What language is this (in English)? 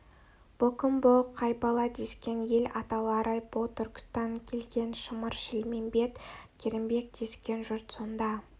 Kazakh